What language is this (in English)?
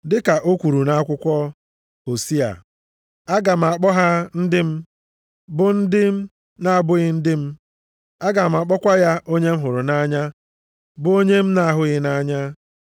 Igbo